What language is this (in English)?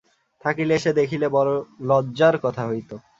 Bangla